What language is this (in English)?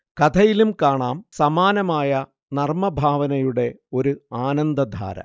Malayalam